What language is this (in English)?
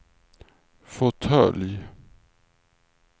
Swedish